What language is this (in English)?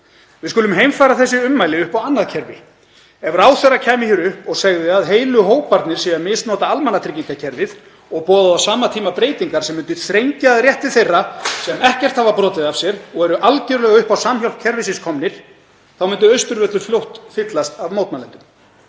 Icelandic